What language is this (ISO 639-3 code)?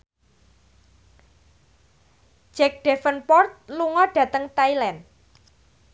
jav